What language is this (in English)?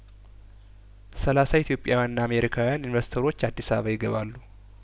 Amharic